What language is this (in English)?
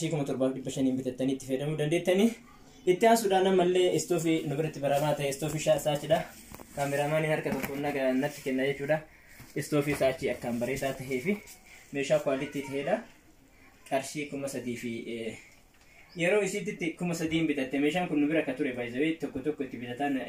Arabic